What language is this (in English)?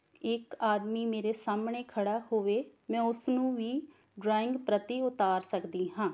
Punjabi